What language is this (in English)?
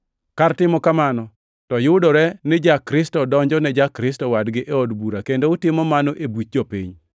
Luo (Kenya and Tanzania)